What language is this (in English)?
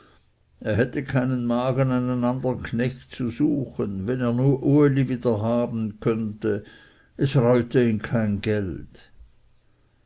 German